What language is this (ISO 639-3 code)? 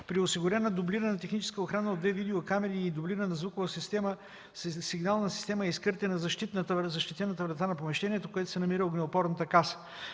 bul